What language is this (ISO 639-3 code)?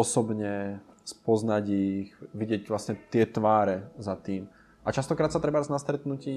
ces